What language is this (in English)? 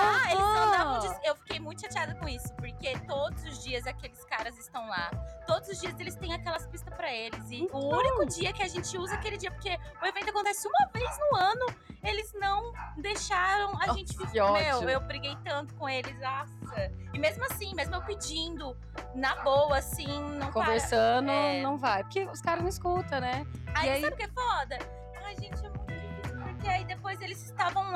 Portuguese